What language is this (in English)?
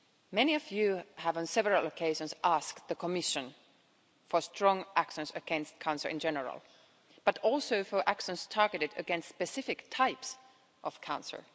English